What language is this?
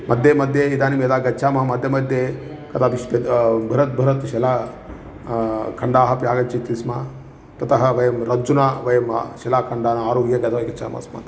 Sanskrit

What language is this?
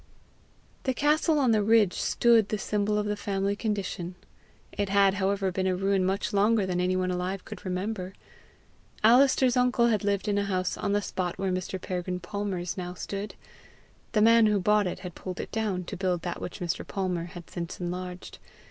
English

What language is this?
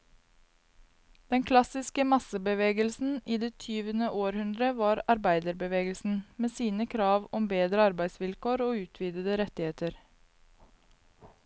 Norwegian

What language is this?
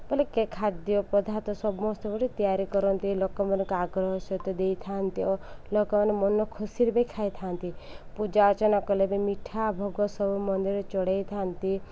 Odia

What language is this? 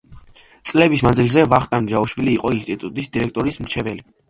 Georgian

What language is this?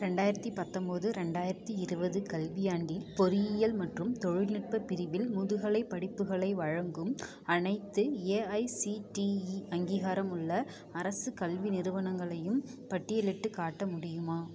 Tamil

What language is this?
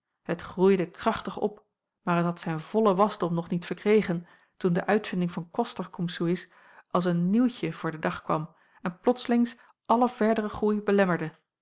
Dutch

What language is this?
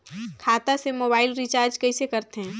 Chhattisgarhi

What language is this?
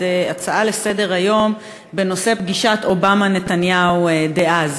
Hebrew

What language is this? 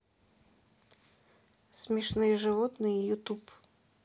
Russian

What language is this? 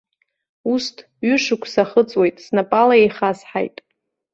Abkhazian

